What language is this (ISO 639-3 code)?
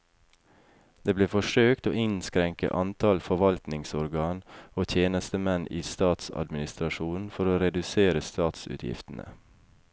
nor